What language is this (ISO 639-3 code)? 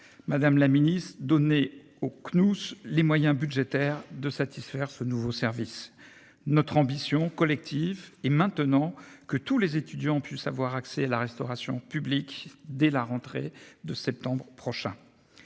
fra